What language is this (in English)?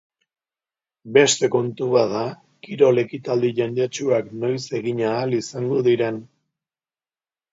Basque